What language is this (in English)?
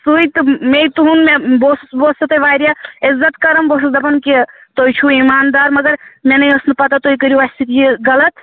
Kashmiri